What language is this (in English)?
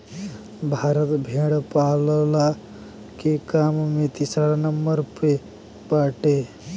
Bhojpuri